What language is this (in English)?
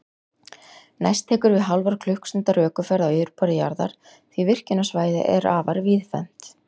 Icelandic